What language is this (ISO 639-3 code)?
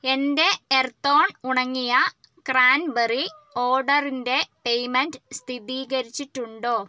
mal